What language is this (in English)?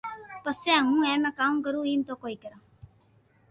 Loarki